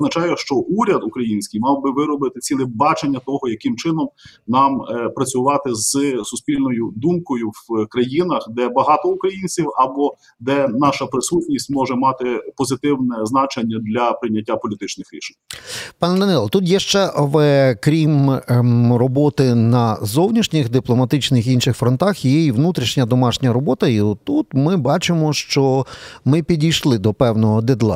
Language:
Ukrainian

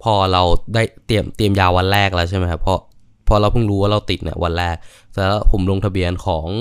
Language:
Thai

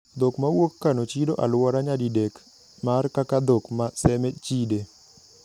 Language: Luo (Kenya and Tanzania)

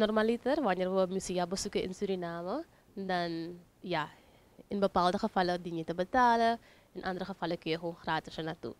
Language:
Dutch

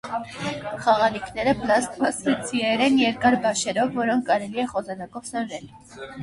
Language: Armenian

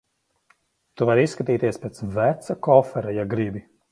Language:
Latvian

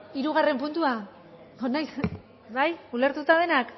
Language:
Basque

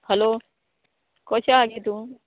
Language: Konkani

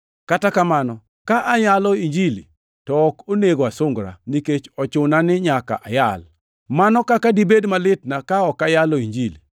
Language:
Luo (Kenya and Tanzania)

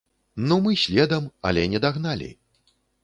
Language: Belarusian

